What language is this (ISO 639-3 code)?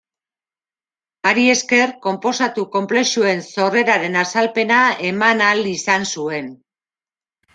eus